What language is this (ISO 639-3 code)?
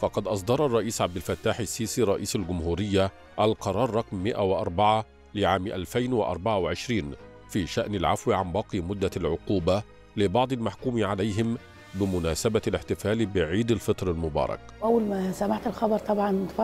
ara